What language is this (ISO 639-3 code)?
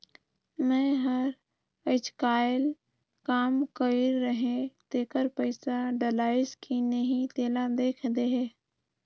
hne